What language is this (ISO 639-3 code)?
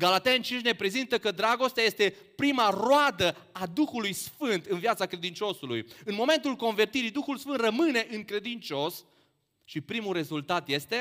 ron